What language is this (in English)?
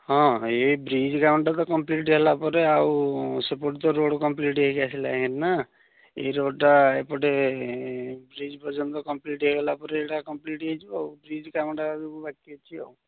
Odia